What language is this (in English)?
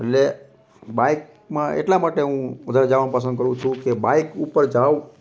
Gujarati